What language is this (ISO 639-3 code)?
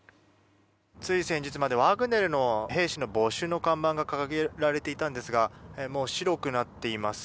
jpn